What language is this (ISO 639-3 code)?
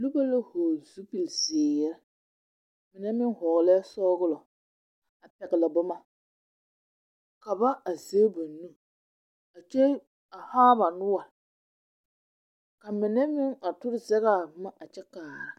dga